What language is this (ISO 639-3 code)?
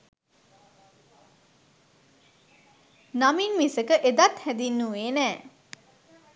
sin